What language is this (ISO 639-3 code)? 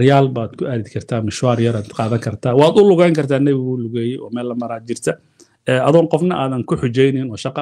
ara